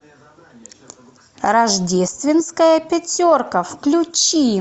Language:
Russian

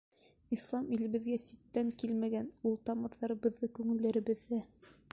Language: Bashkir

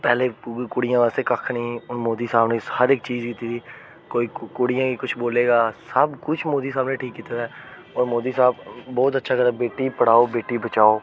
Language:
Dogri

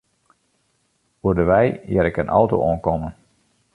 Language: Western Frisian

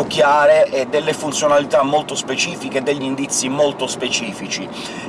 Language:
Italian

